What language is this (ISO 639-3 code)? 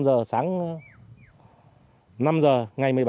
vie